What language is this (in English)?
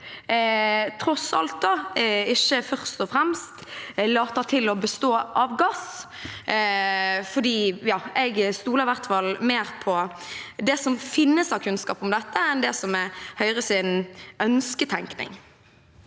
Norwegian